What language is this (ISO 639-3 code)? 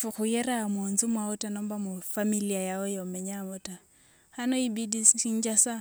lwg